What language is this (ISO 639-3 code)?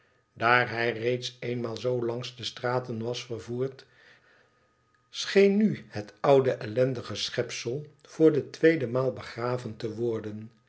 nld